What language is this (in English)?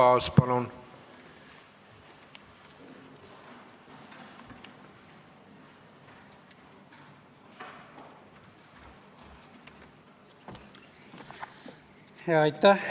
Estonian